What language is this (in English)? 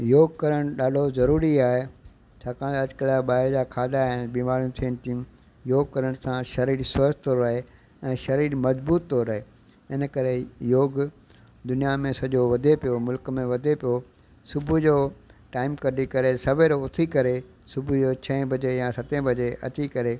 Sindhi